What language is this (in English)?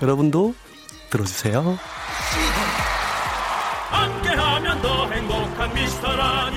Korean